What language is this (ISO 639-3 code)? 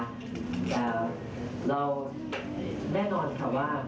tha